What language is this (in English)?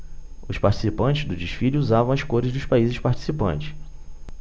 Portuguese